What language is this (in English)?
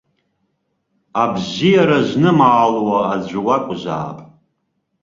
Abkhazian